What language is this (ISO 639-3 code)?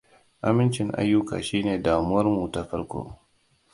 hau